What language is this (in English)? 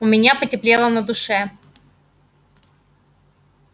Russian